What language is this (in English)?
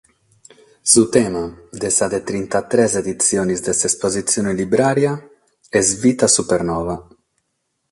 Sardinian